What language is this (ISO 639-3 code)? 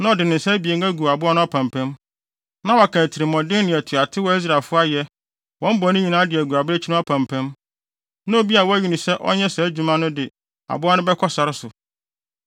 aka